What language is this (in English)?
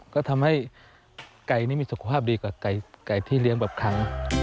Thai